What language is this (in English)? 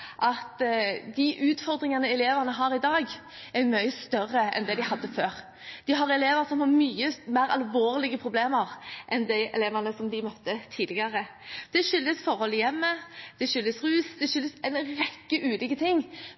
Norwegian Bokmål